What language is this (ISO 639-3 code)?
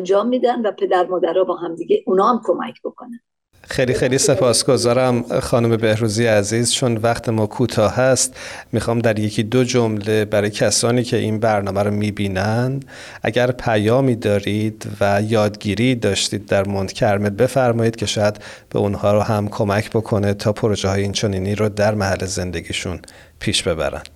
fas